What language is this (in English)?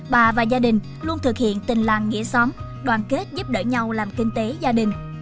Vietnamese